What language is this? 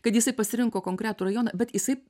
Lithuanian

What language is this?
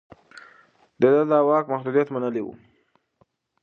Pashto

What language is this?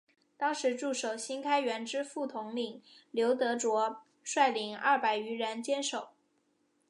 Chinese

